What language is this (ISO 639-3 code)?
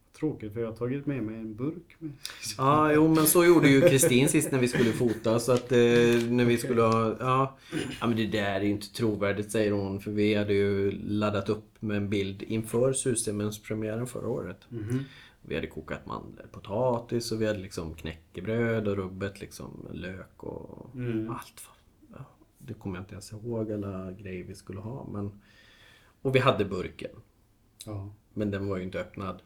swe